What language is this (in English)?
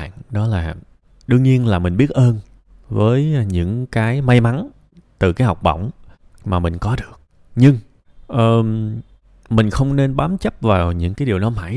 Vietnamese